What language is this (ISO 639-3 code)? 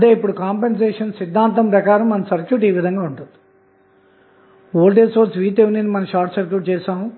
tel